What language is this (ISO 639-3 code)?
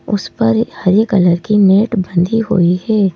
hin